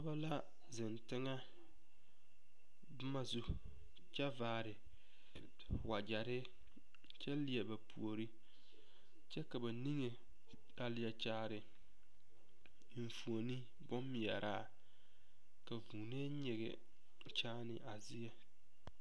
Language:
Southern Dagaare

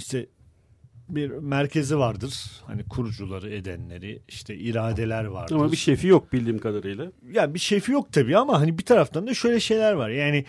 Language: Turkish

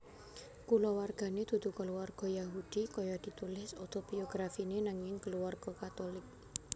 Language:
Javanese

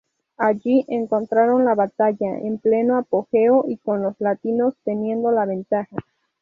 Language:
Spanish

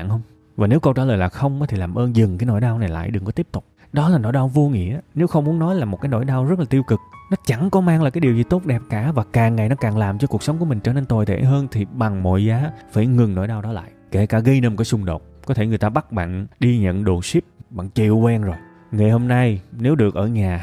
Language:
Vietnamese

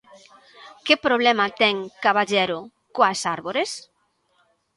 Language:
Galician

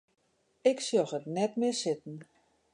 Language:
Western Frisian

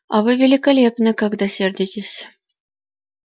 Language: Russian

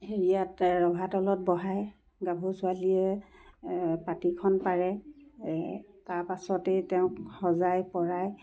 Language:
Assamese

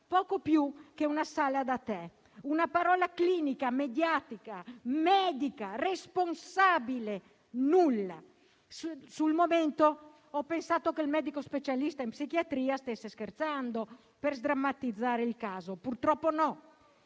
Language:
Italian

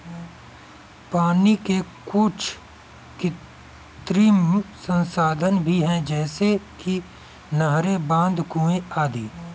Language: Hindi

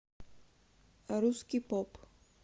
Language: Russian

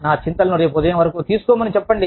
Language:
Telugu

